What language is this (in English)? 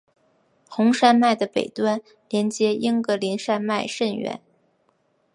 Chinese